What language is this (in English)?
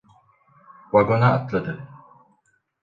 Turkish